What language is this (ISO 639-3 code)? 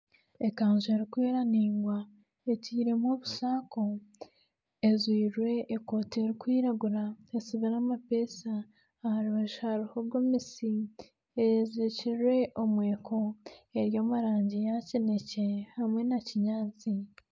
nyn